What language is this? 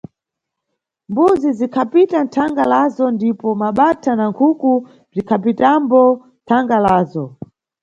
Nyungwe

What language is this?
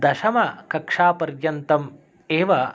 Sanskrit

